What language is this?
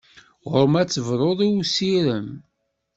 Kabyle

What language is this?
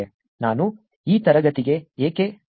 Kannada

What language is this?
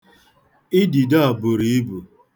Igbo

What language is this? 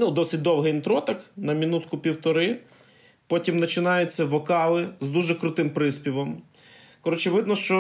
Ukrainian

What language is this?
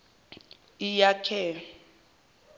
Zulu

